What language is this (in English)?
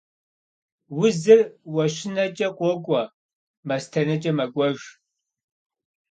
Kabardian